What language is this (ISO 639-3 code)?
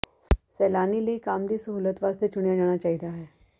pan